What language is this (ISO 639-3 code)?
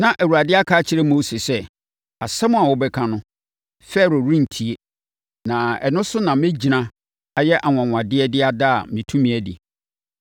aka